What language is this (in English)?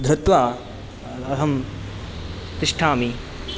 Sanskrit